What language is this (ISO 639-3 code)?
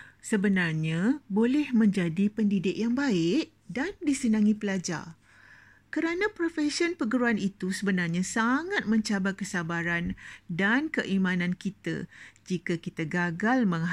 msa